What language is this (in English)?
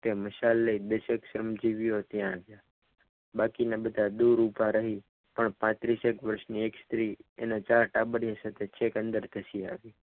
Gujarati